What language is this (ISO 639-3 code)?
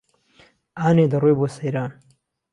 ckb